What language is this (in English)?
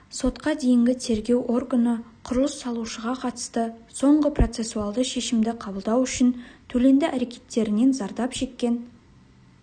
Kazakh